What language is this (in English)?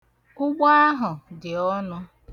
Igbo